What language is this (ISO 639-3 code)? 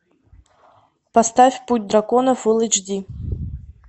rus